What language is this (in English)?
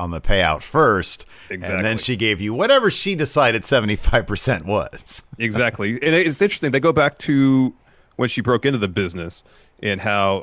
English